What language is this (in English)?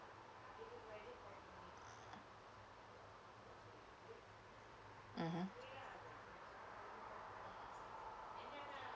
English